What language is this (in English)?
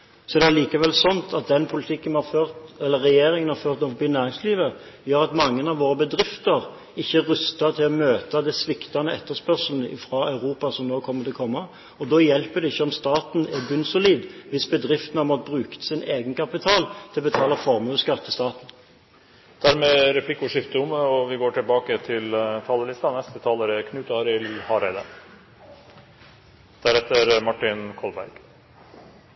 Norwegian